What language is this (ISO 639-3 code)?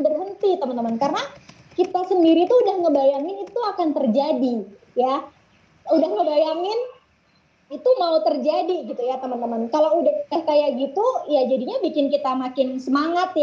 ind